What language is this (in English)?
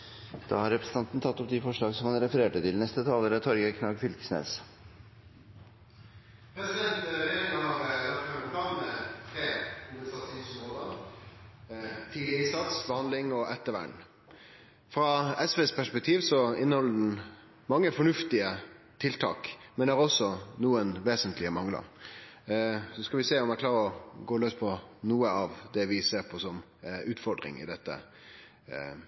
Norwegian